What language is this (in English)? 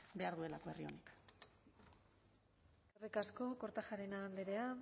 Basque